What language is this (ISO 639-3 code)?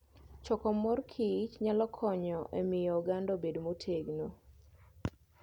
luo